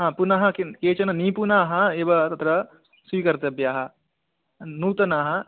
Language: Sanskrit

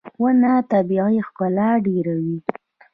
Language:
Pashto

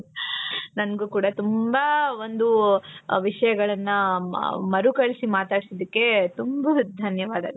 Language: Kannada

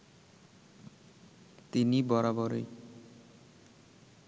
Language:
Bangla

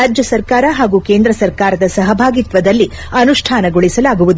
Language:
Kannada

